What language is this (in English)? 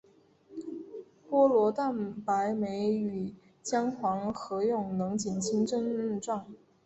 Chinese